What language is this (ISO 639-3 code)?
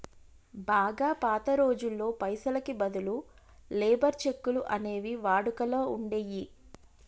tel